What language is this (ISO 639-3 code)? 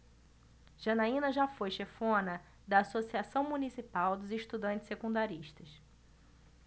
por